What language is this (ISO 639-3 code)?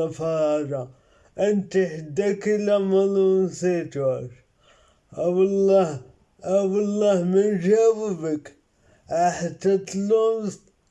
ara